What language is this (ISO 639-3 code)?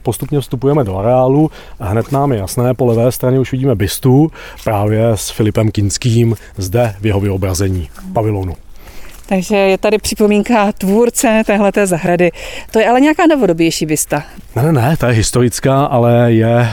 ces